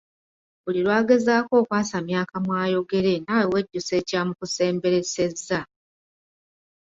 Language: Ganda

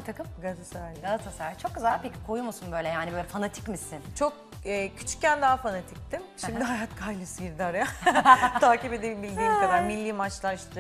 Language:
Turkish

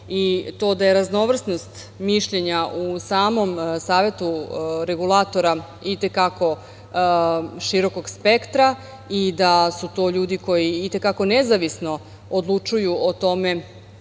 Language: Serbian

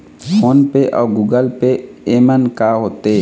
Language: Chhattisgarhi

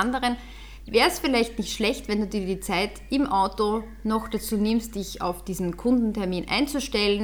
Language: German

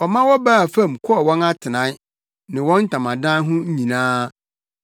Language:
Akan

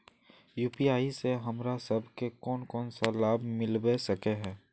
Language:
Magahi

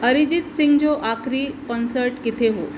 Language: Sindhi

